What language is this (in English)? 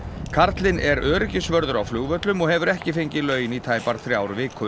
Icelandic